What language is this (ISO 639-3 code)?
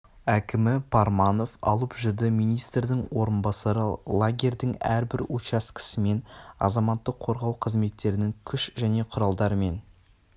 kaz